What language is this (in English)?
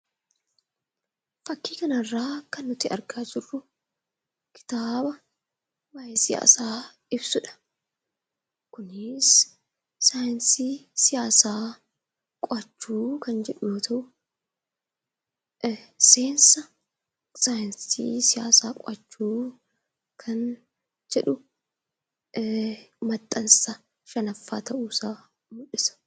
Oromo